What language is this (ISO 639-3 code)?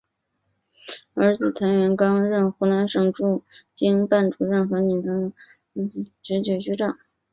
zho